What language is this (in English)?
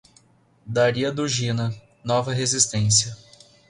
Portuguese